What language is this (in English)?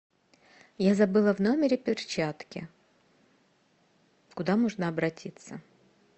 Russian